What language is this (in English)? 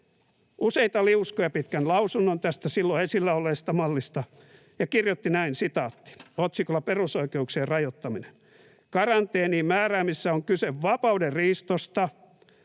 Finnish